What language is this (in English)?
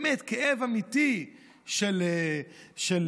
Hebrew